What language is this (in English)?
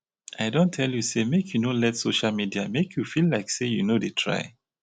Nigerian Pidgin